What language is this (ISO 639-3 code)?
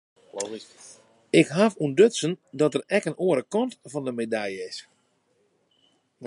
fry